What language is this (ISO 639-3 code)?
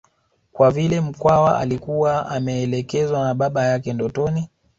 swa